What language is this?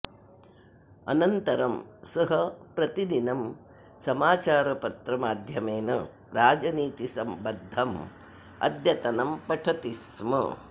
Sanskrit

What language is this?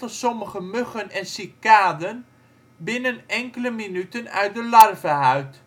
Dutch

